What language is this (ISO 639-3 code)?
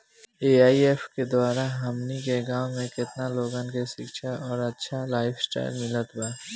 bho